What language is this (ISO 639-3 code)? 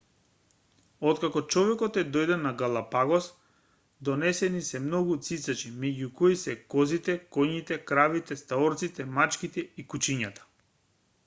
mkd